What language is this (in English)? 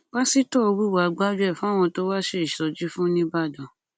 Yoruba